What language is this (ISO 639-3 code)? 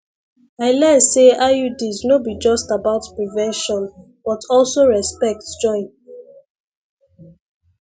pcm